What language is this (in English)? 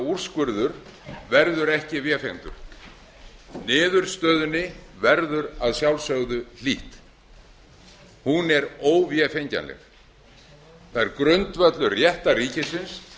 Icelandic